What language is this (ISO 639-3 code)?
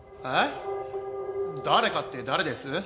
jpn